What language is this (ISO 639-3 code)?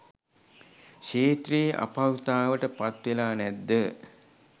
sin